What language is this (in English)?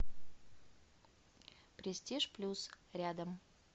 Russian